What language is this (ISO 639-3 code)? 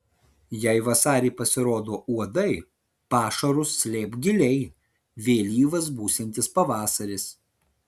lit